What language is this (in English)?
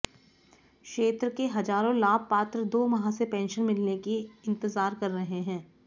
Hindi